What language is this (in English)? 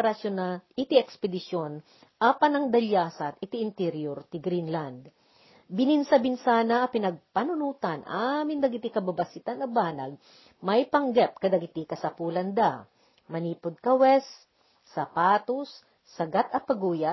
Filipino